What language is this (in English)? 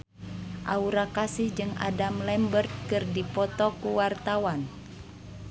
Sundanese